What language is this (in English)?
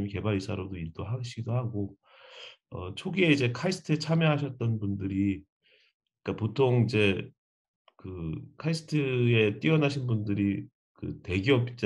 Korean